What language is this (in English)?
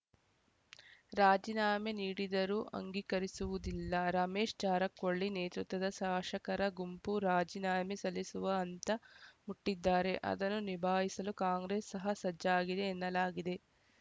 Kannada